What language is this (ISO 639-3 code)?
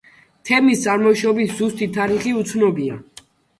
kat